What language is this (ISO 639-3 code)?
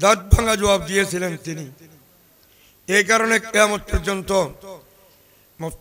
tur